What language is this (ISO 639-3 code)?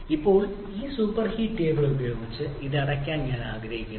mal